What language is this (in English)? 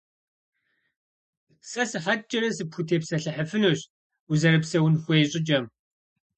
Kabardian